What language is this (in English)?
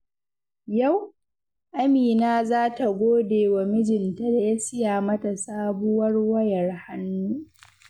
Hausa